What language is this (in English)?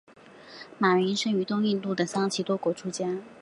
Chinese